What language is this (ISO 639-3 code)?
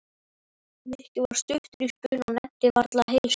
isl